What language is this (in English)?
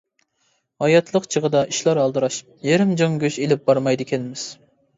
Uyghur